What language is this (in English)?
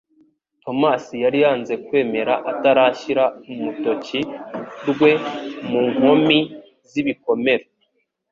Kinyarwanda